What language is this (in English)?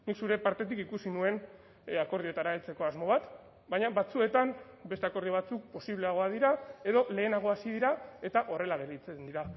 Basque